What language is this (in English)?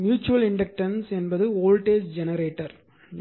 Tamil